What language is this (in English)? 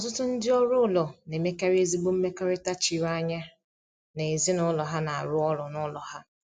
Igbo